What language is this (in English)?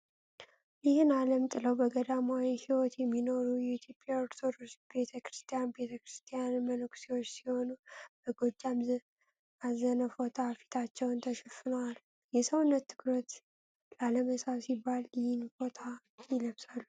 Amharic